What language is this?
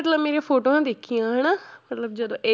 Punjabi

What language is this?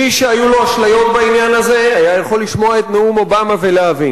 Hebrew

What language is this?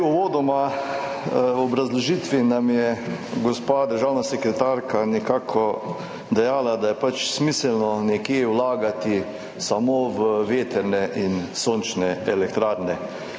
Slovenian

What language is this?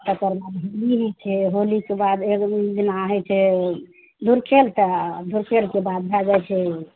Maithili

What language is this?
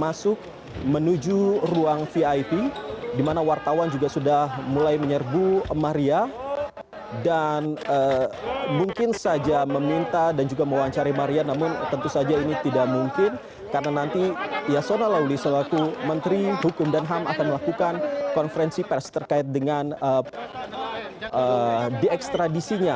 Indonesian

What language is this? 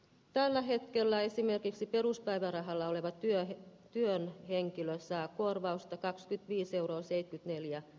Finnish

